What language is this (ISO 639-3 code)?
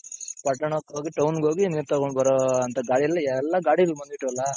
kan